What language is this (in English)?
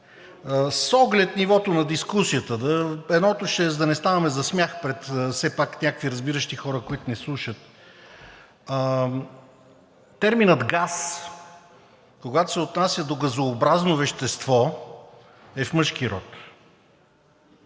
Bulgarian